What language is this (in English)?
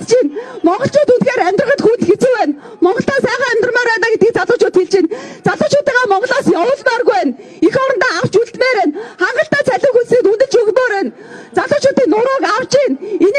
Turkish